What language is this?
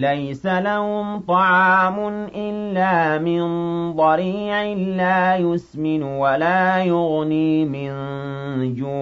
Arabic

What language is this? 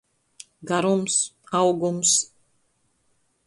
Latgalian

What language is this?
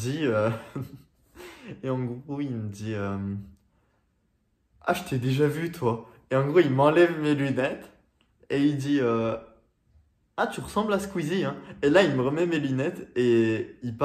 French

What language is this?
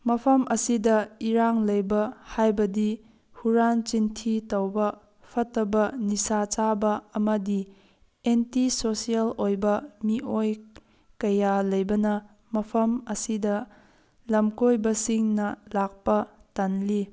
Manipuri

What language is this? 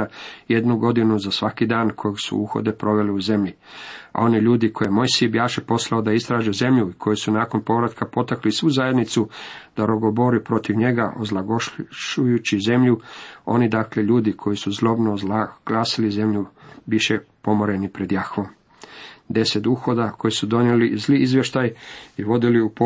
Croatian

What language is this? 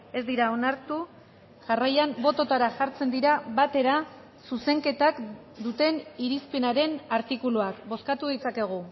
Basque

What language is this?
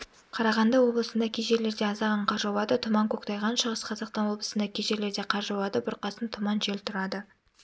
Kazakh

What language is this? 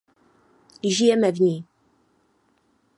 Czech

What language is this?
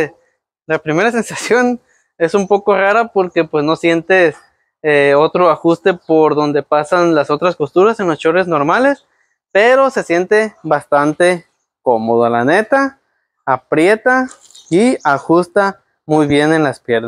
Spanish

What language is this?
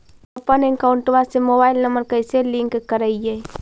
Magahi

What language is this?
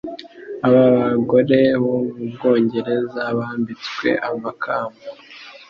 Kinyarwanda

